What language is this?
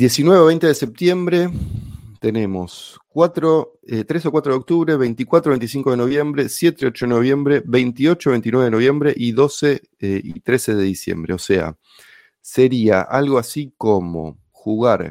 Spanish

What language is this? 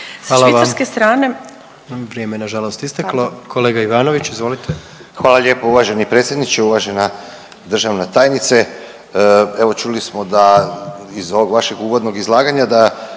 Croatian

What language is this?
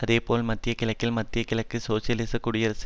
Tamil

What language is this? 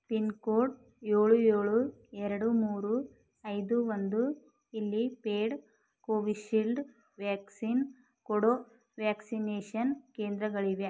Kannada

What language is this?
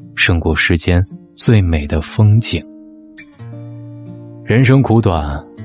Chinese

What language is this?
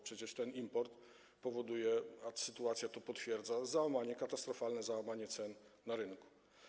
Polish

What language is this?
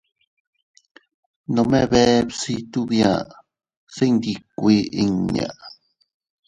Teutila Cuicatec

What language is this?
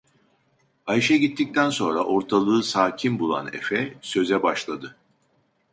Turkish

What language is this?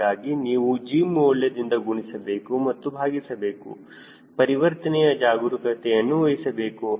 Kannada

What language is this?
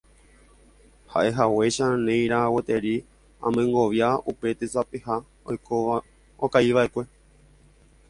Guarani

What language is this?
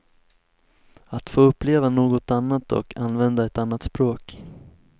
Swedish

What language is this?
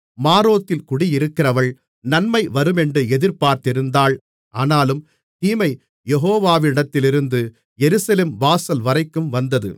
Tamil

